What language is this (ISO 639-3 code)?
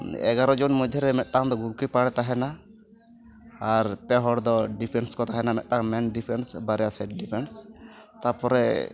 sat